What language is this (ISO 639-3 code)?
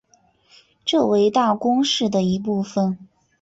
zho